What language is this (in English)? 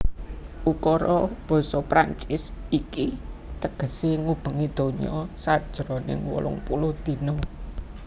Javanese